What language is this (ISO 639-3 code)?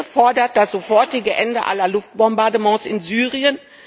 deu